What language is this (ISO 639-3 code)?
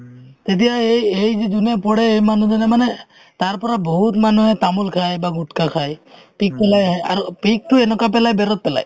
asm